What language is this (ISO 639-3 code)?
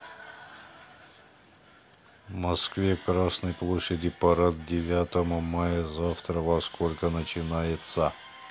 rus